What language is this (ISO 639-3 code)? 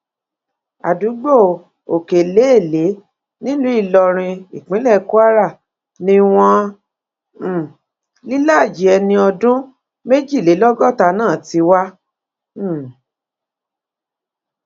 yor